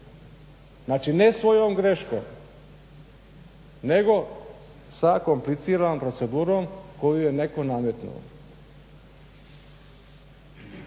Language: Croatian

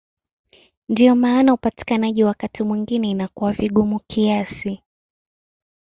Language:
Swahili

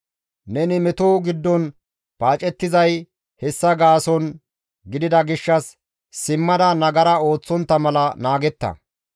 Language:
Gamo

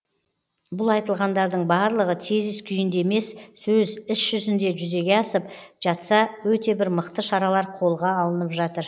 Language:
Kazakh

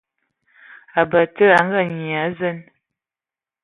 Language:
Ewondo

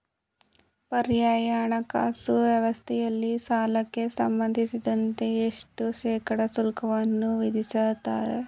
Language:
Kannada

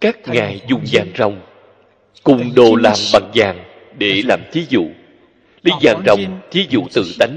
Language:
Vietnamese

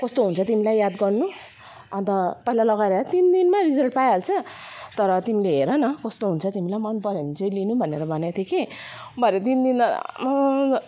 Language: Nepali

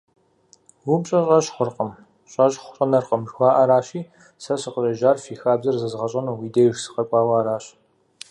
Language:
Kabardian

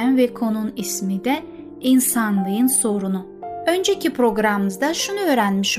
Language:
Turkish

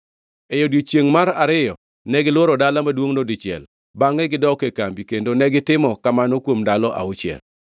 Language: Luo (Kenya and Tanzania)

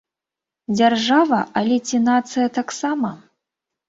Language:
Belarusian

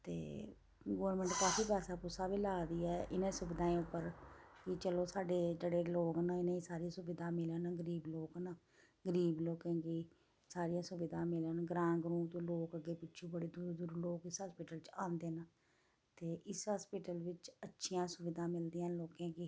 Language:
Dogri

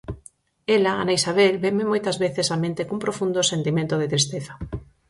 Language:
Galician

